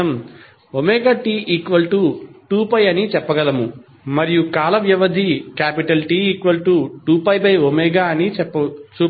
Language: Telugu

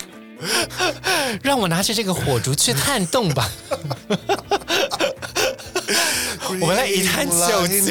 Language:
Chinese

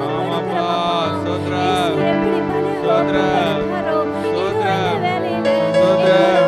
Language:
Tamil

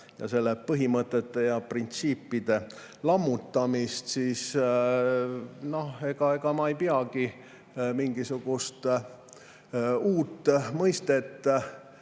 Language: Estonian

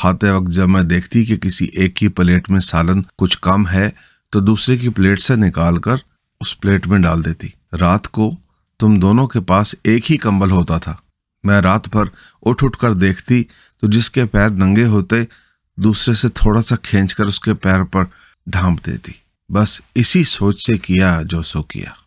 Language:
Urdu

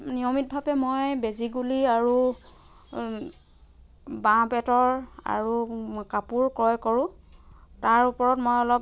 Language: Assamese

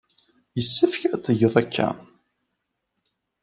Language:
Kabyle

